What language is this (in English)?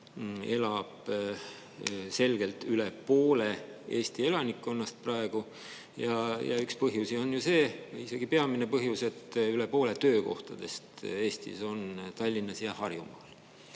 Estonian